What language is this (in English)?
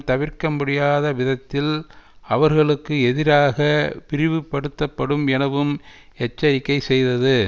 Tamil